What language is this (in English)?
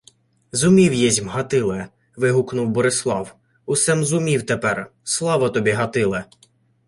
Ukrainian